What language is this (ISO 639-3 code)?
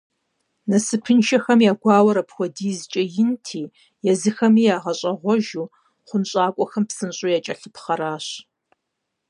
kbd